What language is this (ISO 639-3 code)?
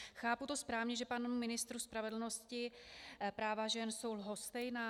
ces